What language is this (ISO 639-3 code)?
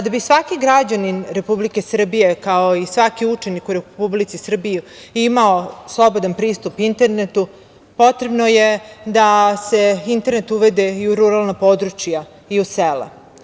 srp